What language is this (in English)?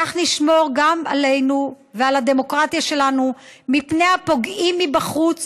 Hebrew